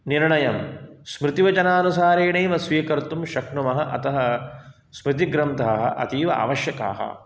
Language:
Sanskrit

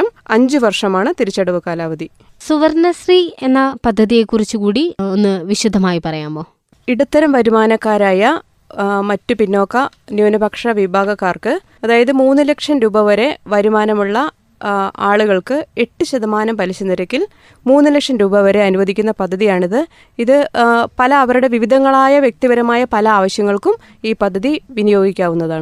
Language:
Malayalam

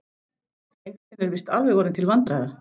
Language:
Icelandic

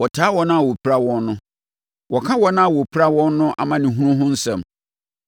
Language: Akan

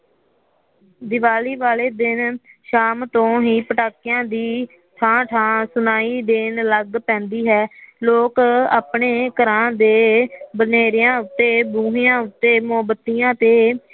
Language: Punjabi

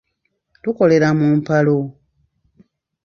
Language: Ganda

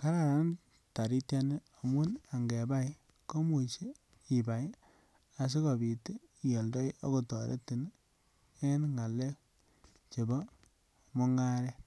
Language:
Kalenjin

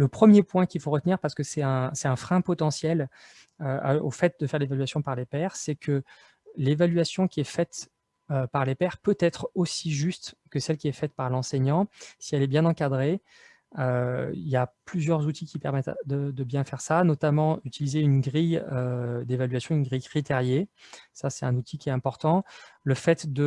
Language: French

